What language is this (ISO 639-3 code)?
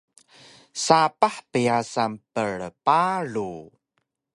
trv